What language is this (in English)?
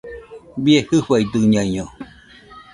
Nüpode Huitoto